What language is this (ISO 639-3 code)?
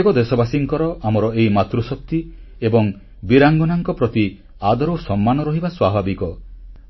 ori